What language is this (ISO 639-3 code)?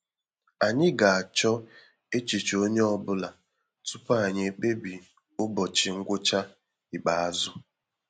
ibo